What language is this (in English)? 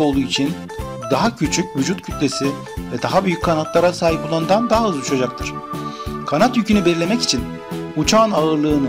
Turkish